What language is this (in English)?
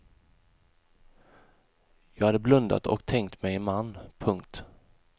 Swedish